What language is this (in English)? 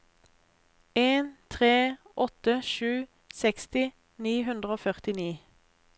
Norwegian